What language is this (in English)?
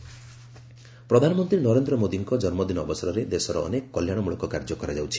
Odia